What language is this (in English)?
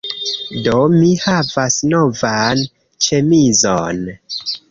Esperanto